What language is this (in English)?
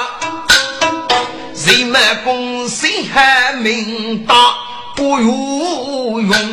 Chinese